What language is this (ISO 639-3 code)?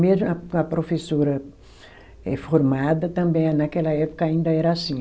por